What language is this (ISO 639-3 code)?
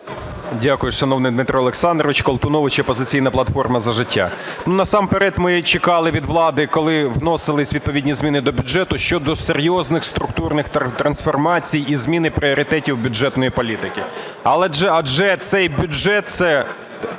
ukr